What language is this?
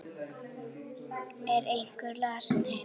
Icelandic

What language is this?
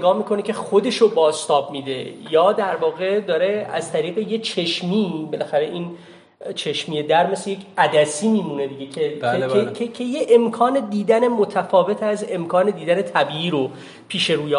Persian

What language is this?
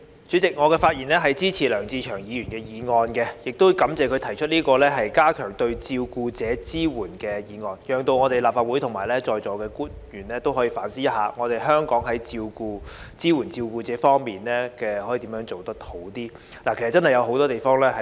Cantonese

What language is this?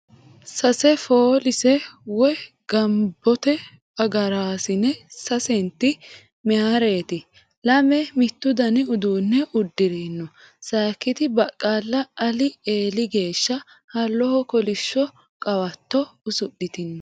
Sidamo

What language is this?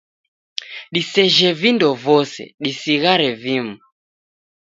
Taita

